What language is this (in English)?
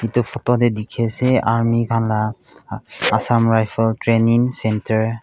Naga Pidgin